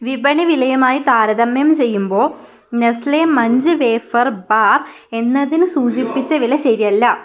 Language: Malayalam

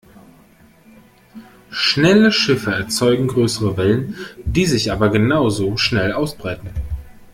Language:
German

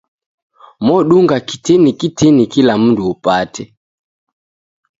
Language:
Taita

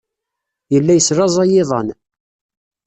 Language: Kabyle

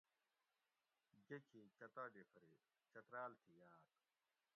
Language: Gawri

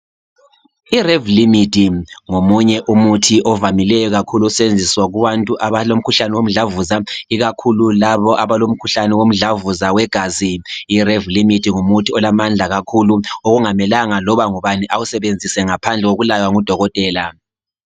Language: North Ndebele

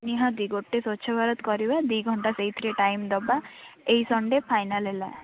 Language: Odia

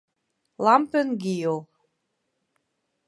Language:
Western Frisian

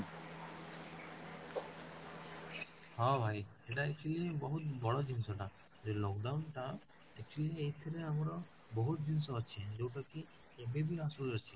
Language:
Odia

